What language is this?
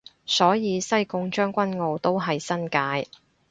Cantonese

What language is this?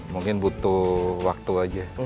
Indonesian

